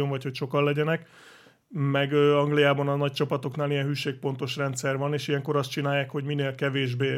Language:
Hungarian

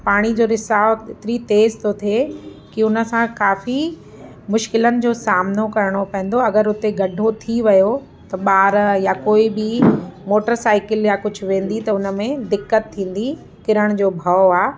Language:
Sindhi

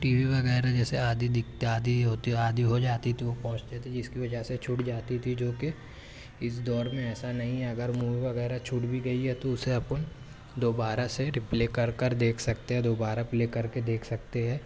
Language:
Urdu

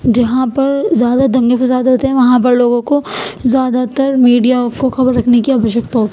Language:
Urdu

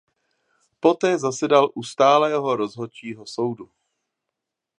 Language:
Czech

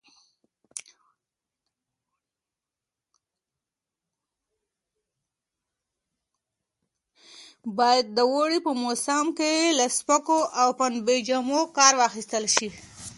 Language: Pashto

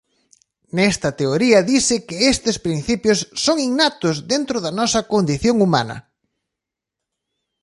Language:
Galician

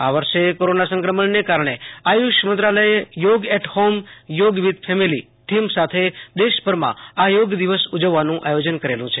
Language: Gujarati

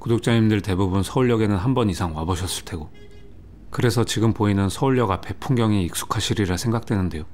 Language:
Korean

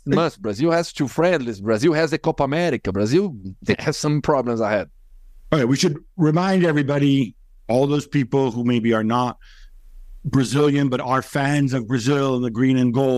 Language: English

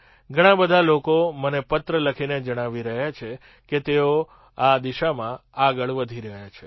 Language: Gujarati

